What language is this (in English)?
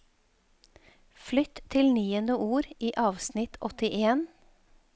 Norwegian